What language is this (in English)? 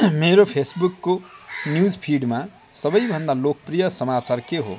Nepali